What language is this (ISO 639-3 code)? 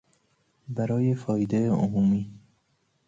fas